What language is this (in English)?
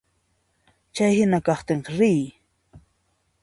Puno Quechua